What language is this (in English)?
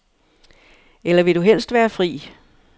Danish